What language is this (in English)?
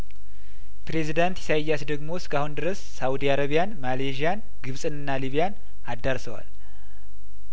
Amharic